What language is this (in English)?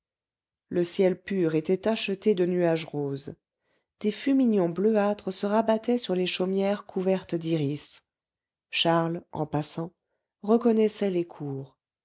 French